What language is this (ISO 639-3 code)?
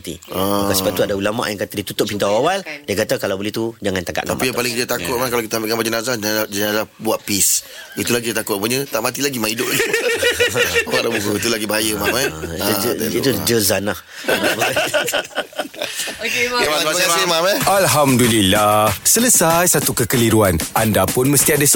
msa